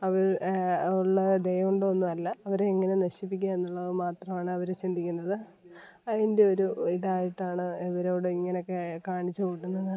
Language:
Malayalam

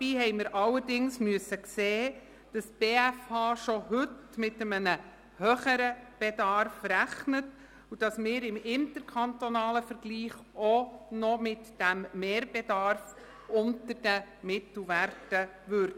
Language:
Swiss German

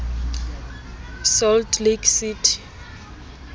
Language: Southern Sotho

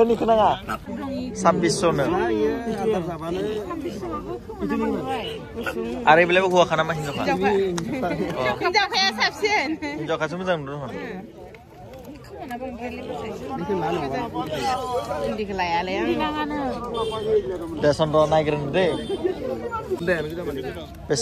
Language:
Bangla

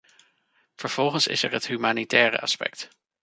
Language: Dutch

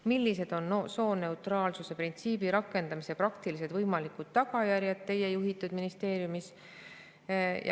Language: Estonian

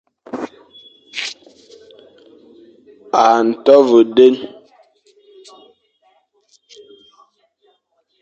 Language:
Fang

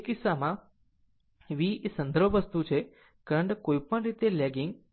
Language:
Gujarati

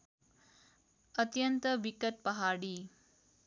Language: Nepali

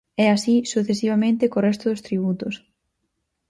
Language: Galician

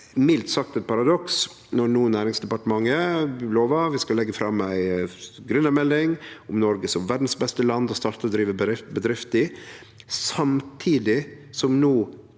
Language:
Norwegian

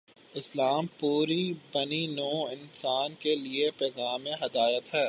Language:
Urdu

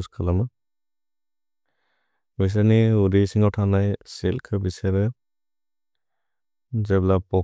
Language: Bodo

